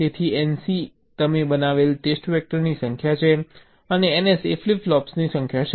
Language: Gujarati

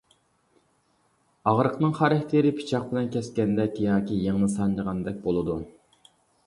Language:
Uyghur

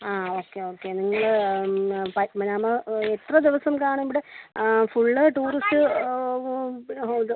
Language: Malayalam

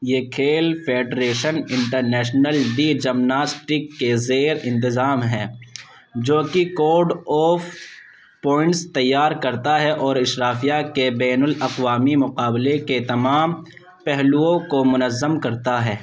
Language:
Urdu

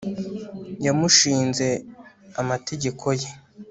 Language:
Kinyarwanda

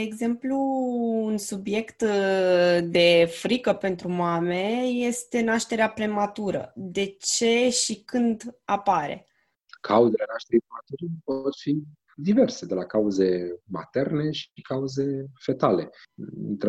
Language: Romanian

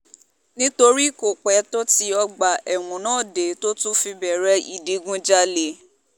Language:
Yoruba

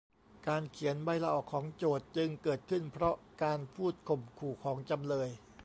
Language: Thai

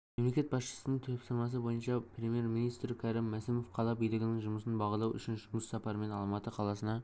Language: Kazakh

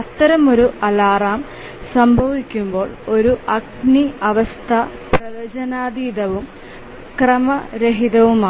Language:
Malayalam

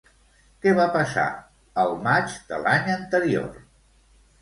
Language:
Catalan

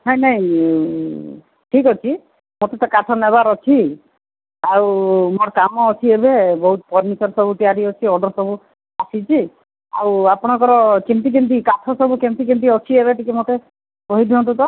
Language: Odia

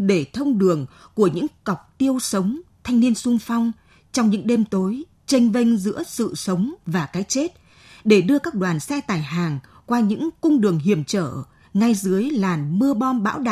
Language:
Vietnamese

